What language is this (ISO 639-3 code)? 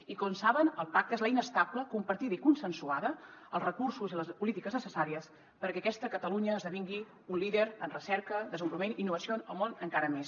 cat